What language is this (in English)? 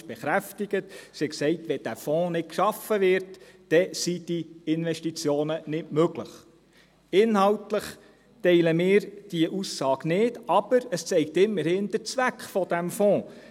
Swiss German